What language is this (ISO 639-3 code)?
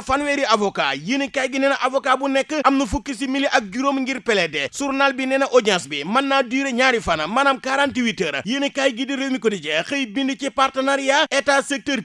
ind